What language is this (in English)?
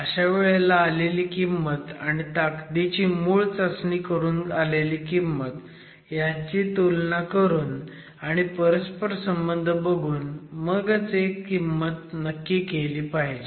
Marathi